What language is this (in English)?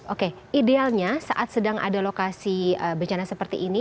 Indonesian